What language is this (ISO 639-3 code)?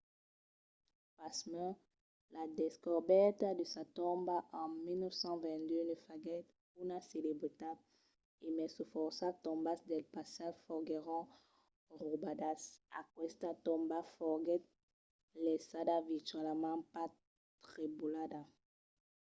oci